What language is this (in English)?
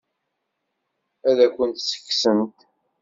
Kabyle